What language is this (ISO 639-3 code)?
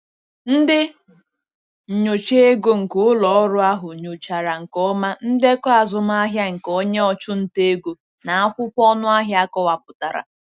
ibo